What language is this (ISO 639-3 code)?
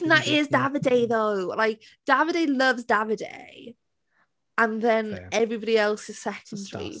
eng